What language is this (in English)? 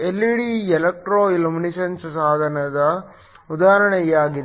Kannada